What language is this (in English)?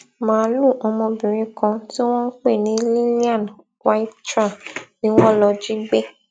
Yoruba